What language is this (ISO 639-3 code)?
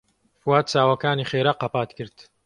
ckb